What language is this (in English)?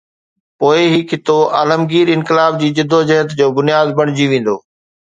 Sindhi